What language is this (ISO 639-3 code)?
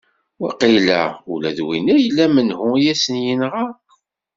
kab